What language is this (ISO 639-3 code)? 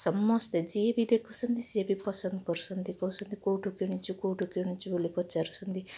ori